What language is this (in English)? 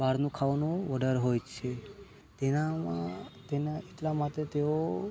Gujarati